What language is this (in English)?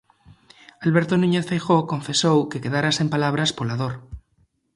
Galician